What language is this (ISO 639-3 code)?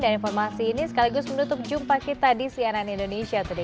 ind